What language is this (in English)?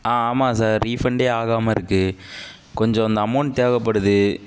Tamil